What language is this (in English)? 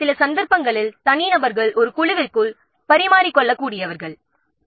Tamil